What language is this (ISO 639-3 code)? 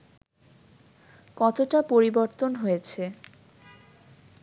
ben